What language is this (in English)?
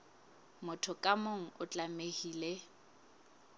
Southern Sotho